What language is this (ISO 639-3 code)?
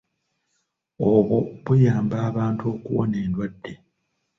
lug